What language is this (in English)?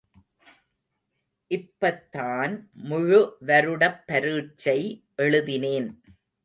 Tamil